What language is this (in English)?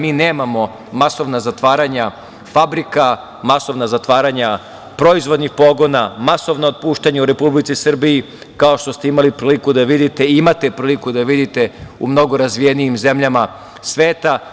Serbian